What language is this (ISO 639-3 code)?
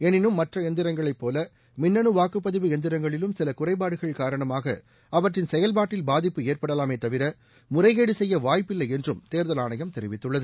tam